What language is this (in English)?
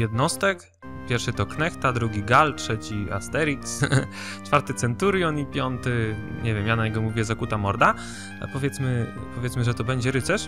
Polish